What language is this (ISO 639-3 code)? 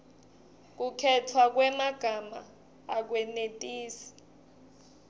ssw